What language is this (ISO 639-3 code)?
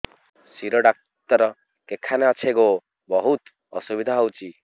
ori